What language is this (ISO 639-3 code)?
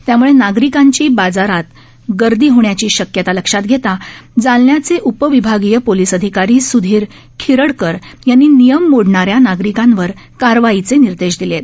mar